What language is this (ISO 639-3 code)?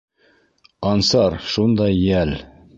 bak